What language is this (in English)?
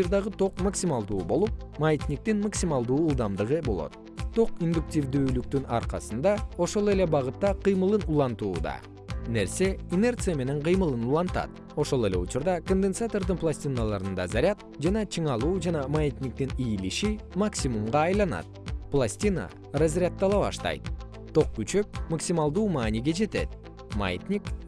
Kyrgyz